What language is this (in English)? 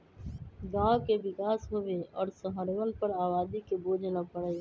Magahi